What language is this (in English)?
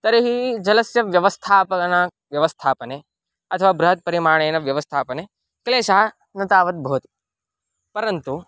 Sanskrit